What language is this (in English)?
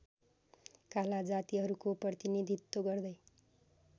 Nepali